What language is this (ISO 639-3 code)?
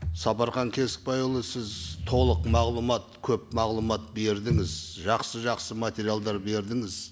kaz